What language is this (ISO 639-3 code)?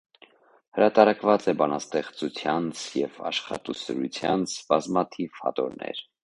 hye